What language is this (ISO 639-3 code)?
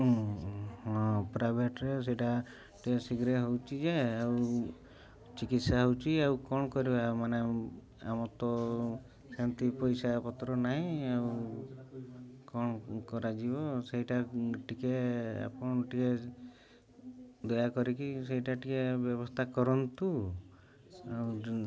ori